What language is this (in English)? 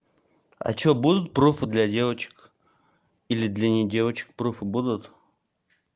Russian